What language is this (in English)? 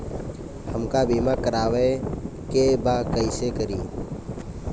Bhojpuri